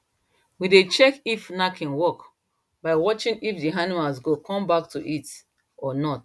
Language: Nigerian Pidgin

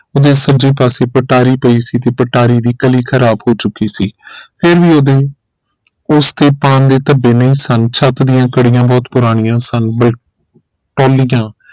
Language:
Punjabi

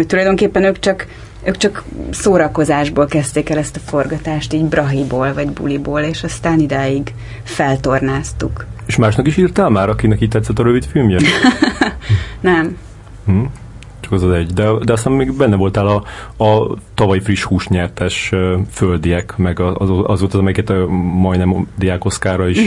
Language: Hungarian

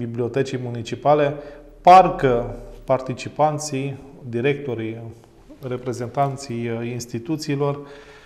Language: Romanian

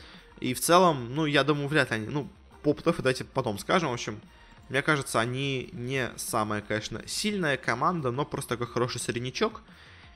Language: Russian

